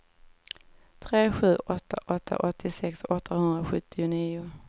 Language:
Swedish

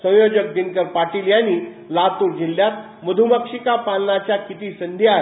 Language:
Marathi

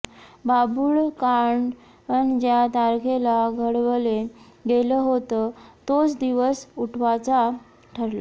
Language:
Marathi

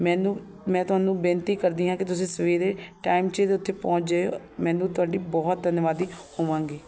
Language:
Punjabi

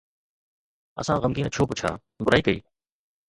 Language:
Sindhi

